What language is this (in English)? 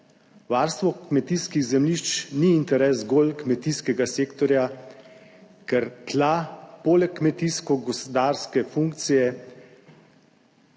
Slovenian